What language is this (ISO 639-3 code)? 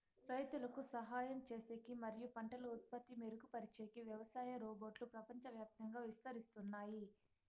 tel